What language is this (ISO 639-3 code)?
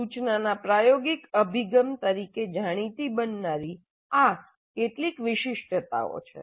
guj